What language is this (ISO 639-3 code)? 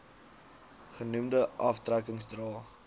afr